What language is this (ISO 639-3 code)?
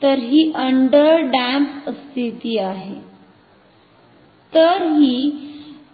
mar